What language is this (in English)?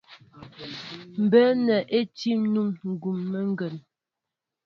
Mbo (Cameroon)